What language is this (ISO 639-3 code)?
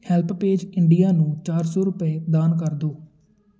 pan